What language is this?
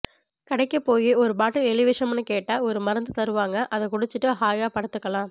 Tamil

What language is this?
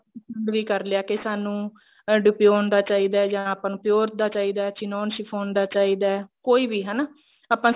Punjabi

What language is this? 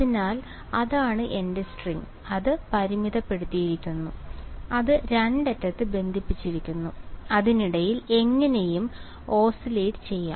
Malayalam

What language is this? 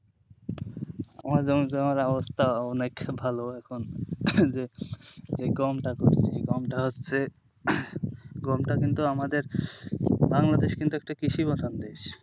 Bangla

